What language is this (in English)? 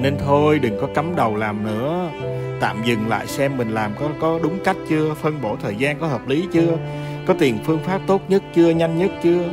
Vietnamese